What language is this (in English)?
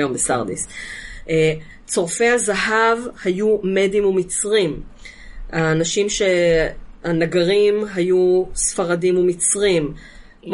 Hebrew